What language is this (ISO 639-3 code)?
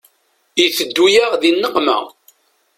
kab